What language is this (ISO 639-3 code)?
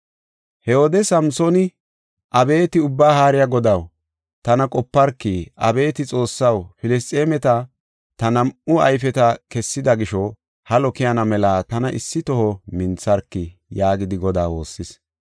gof